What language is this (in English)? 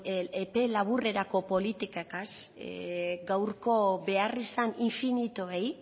Basque